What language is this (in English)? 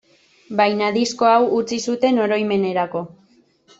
Basque